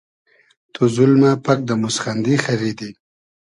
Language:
Hazaragi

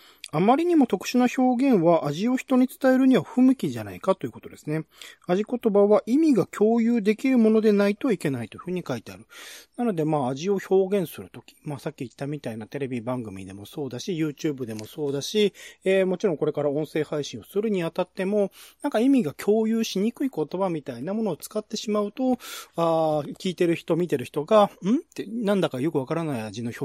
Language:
Japanese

